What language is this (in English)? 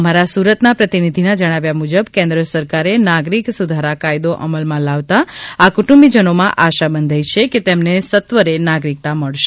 Gujarati